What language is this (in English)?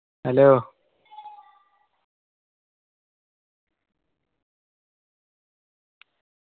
Malayalam